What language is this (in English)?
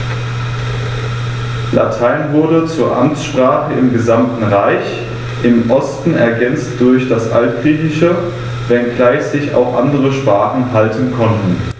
German